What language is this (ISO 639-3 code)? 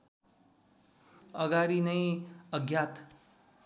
nep